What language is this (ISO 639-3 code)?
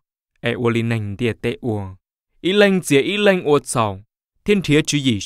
vie